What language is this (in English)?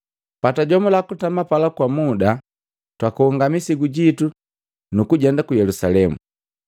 Matengo